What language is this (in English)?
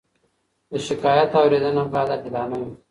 Pashto